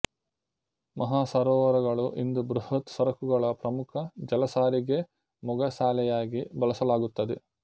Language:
Kannada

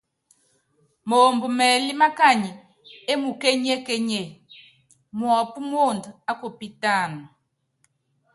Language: Yangben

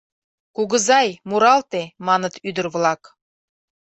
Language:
Mari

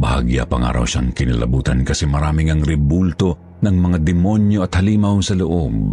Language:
Filipino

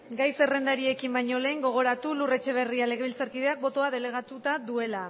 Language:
Basque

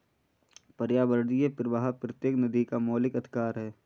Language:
Hindi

